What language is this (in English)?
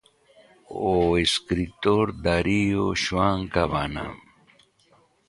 Galician